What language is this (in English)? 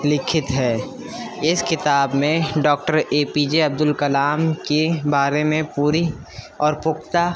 Urdu